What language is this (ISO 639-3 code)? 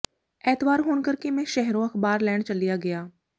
pan